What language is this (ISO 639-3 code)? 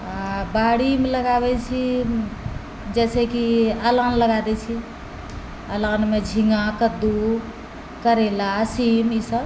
mai